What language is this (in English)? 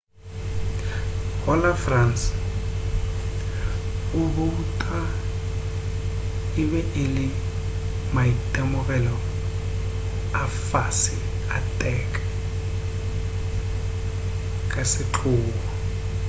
Northern Sotho